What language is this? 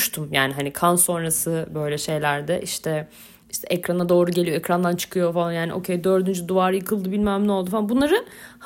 Turkish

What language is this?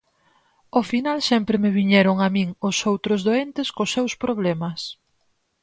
Galician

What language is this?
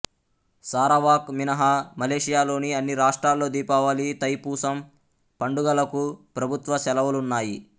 Telugu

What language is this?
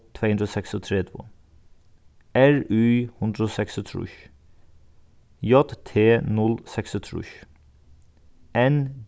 Faroese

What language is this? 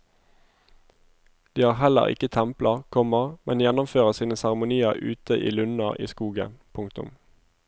Norwegian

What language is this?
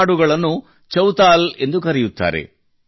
Kannada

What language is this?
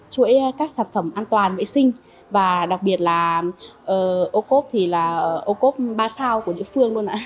Vietnamese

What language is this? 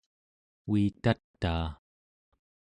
Central Yupik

